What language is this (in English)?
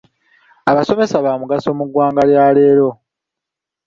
Ganda